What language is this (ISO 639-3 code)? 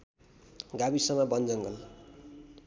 nep